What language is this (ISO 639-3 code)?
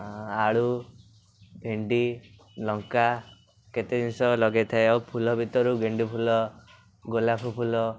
ori